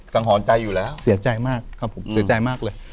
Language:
Thai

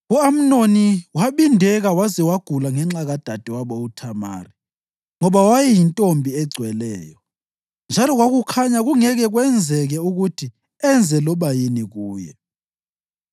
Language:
North Ndebele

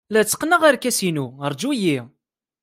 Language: Kabyle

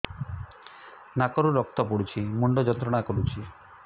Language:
Odia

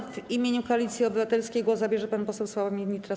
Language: Polish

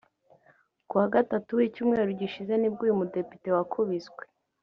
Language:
Kinyarwanda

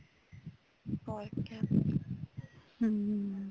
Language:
Punjabi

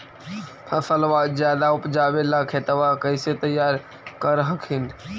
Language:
Magahi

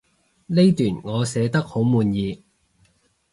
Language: Cantonese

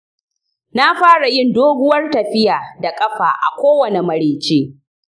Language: Hausa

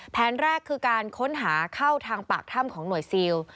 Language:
Thai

